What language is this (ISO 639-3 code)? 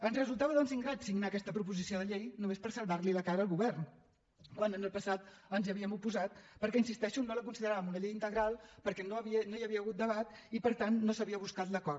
cat